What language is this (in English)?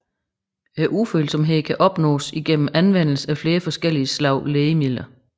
Danish